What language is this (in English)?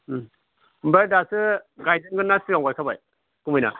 Bodo